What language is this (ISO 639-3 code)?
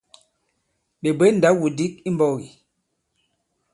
abb